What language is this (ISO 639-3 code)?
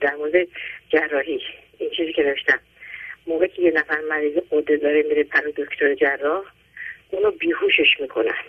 fas